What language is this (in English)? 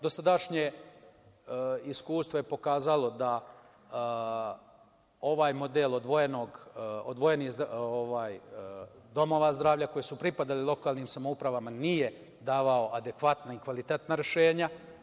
Serbian